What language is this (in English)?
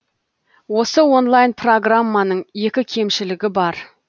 Kazakh